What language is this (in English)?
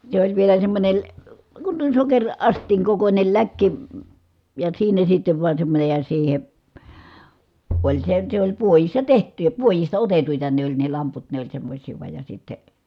Finnish